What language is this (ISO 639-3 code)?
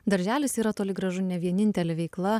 lit